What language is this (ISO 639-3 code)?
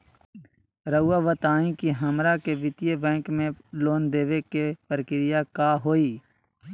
mag